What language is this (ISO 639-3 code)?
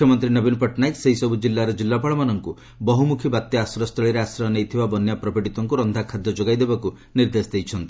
ori